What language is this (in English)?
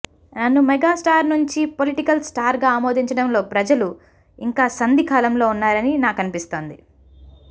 Telugu